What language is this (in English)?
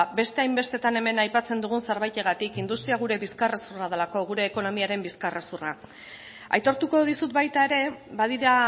Basque